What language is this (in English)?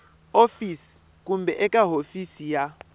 Tsonga